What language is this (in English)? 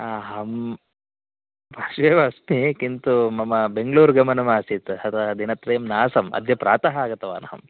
Sanskrit